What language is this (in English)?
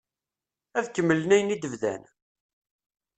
Kabyle